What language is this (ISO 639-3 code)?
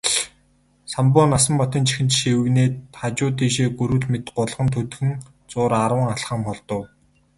mon